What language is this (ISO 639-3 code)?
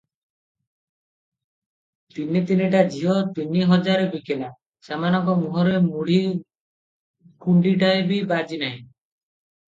ori